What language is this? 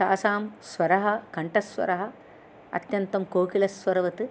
Sanskrit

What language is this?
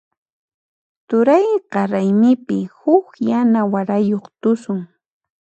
Puno Quechua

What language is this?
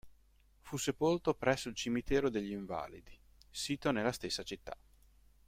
Italian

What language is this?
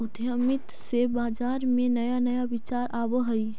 Magahi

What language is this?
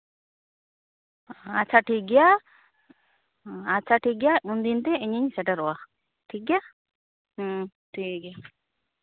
Santali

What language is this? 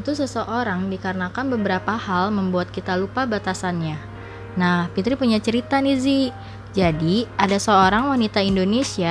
Indonesian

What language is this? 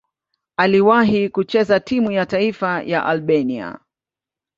Swahili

